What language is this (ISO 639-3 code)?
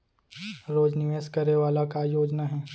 hne